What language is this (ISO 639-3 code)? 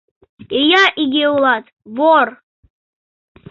chm